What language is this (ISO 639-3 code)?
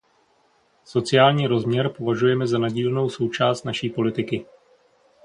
ces